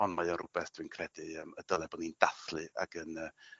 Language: Welsh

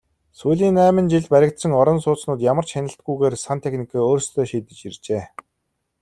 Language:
Mongolian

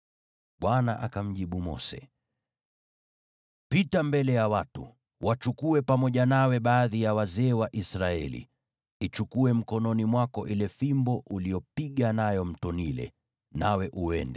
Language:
Swahili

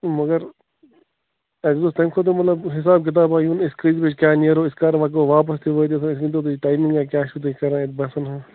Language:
Kashmiri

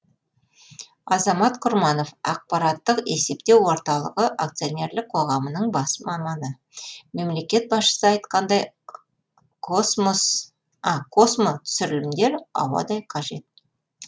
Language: Kazakh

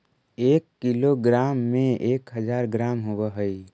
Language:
Magahi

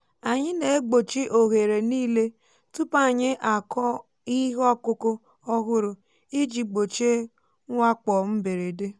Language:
Igbo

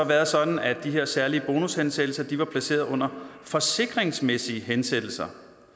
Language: Danish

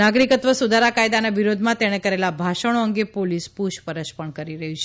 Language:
Gujarati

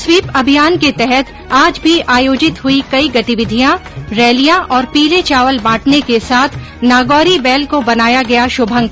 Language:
Hindi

